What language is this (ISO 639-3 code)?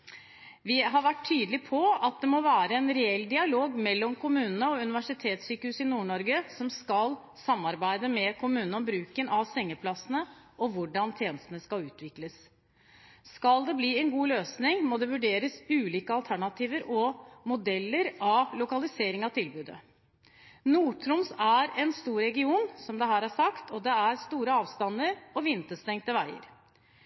nob